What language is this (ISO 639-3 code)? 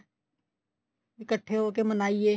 pan